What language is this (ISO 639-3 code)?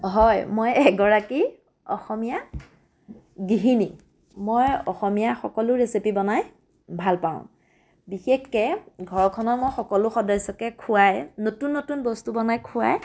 asm